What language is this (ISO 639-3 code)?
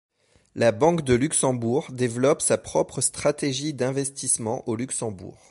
fra